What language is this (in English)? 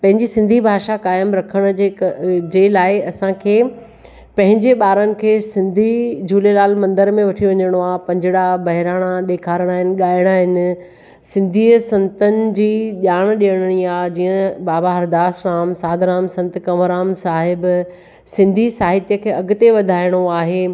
Sindhi